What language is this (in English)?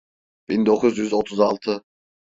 Turkish